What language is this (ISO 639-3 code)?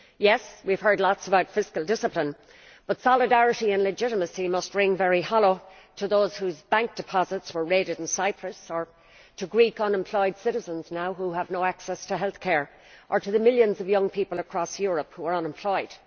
eng